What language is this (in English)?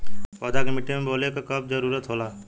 Bhojpuri